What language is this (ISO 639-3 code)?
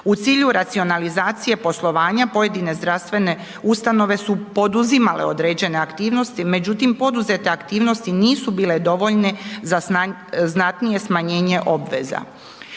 hrv